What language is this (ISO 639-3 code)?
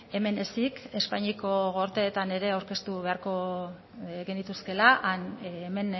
eus